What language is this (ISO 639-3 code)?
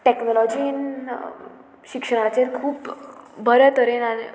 kok